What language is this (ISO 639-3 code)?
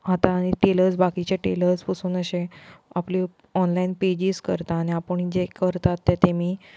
kok